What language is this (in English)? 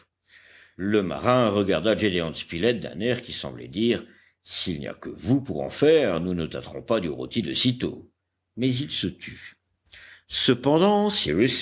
French